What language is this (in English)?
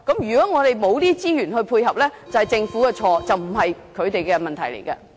Cantonese